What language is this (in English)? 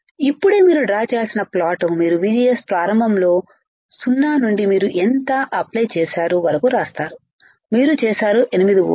Telugu